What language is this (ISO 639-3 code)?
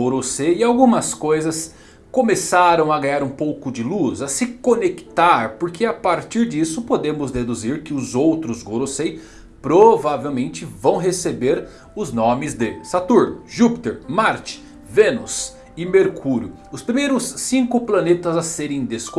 por